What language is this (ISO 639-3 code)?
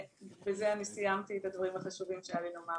heb